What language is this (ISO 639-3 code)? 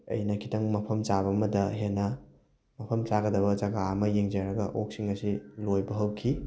mni